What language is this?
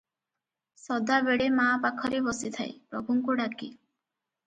Odia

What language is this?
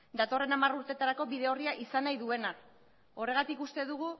Basque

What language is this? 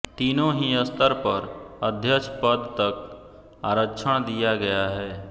Hindi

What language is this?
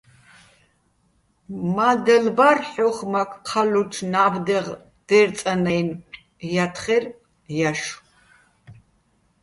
Bats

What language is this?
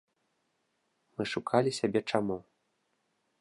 Belarusian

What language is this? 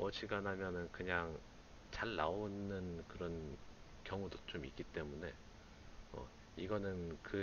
Korean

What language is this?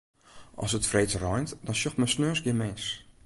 Western Frisian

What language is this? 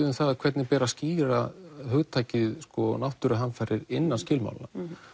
Icelandic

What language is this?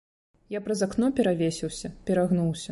Belarusian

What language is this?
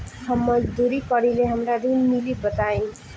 Bhojpuri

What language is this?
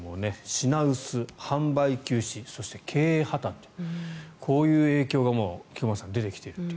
Japanese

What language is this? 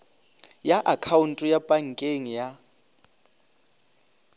Northern Sotho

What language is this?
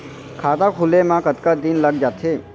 Chhattisgarhi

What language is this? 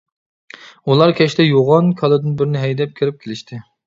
Uyghur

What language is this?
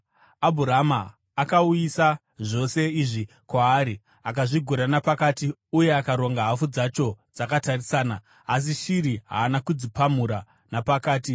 Shona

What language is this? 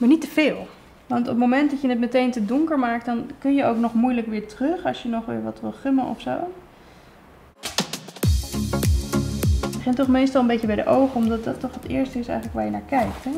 Dutch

